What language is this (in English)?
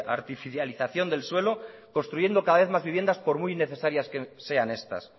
Spanish